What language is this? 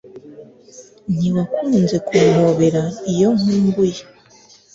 Kinyarwanda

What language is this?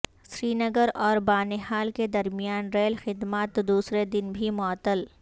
Urdu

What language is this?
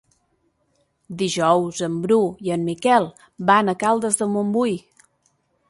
Catalan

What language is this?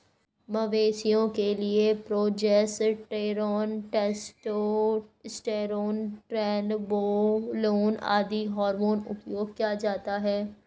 Hindi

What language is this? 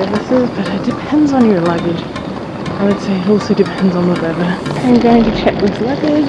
English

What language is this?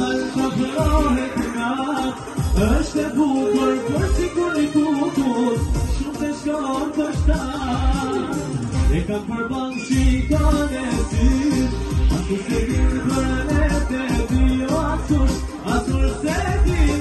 Arabic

